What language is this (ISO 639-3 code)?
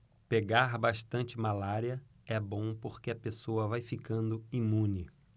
por